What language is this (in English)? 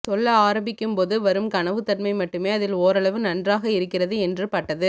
Tamil